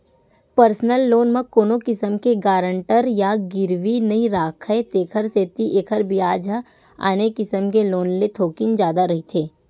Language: Chhattisgarhi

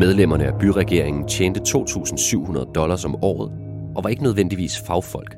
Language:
Danish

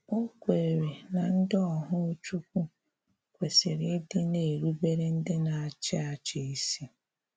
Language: Igbo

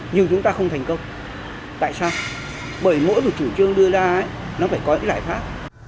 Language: Vietnamese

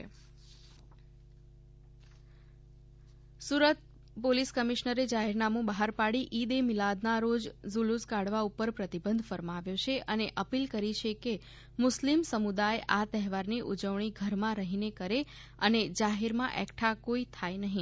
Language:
Gujarati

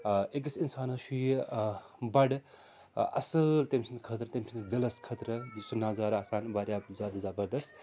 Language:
Kashmiri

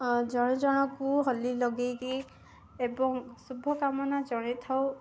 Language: Odia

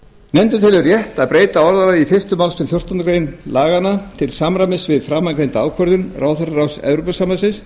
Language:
Icelandic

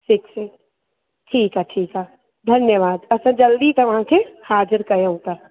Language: Sindhi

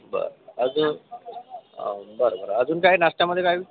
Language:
Marathi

